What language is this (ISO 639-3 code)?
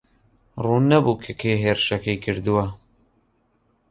ckb